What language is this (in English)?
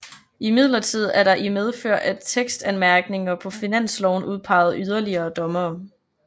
Danish